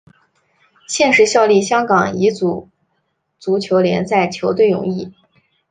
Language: Chinese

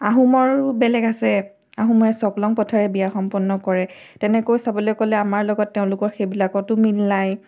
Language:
Assamese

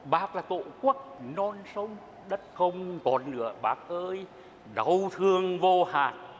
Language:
Vietnamese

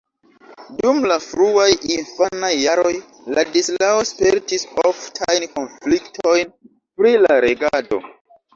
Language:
Esperanto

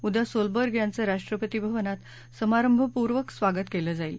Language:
Marathi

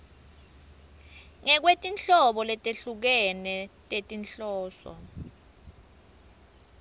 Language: Swati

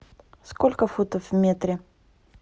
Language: Russian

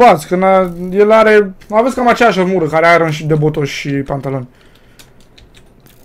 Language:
Romanian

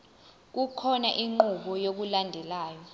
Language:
Zulu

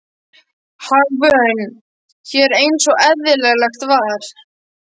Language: Icelandic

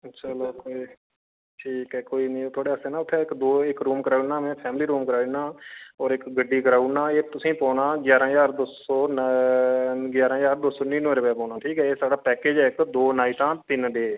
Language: Dogri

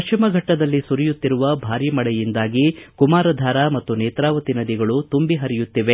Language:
Kannada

